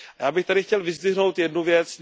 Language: Czech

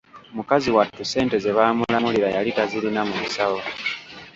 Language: Ganda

